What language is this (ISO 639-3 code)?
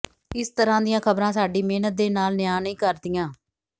pan